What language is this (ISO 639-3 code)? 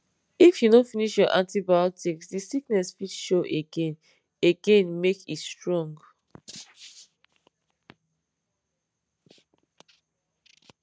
pcm